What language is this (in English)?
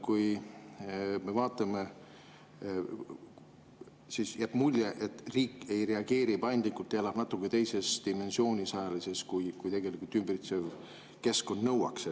Estonian